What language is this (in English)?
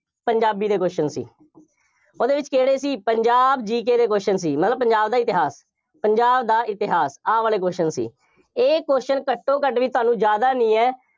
Punjabi